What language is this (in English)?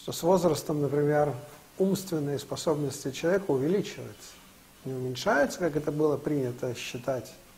Russian